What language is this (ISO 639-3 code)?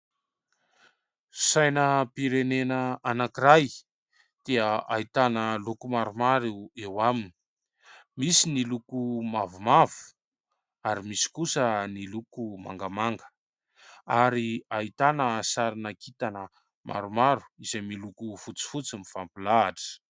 mlg